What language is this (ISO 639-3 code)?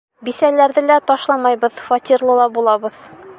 bak